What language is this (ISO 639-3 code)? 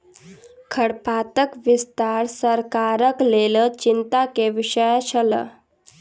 mai